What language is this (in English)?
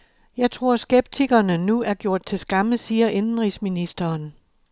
Danish